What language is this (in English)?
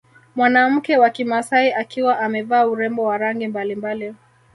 Swahili